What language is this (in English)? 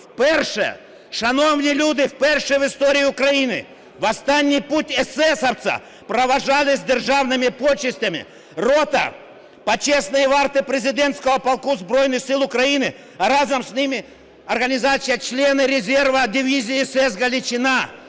Ukrainian